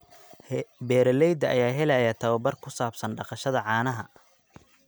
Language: Somali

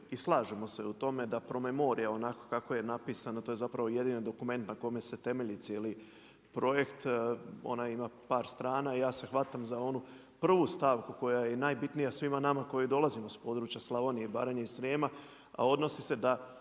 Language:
Croatian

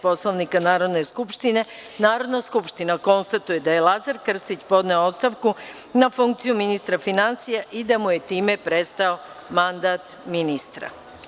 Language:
Serbian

